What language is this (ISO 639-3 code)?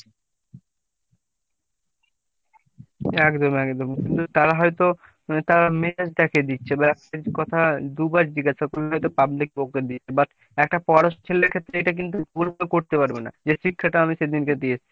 ben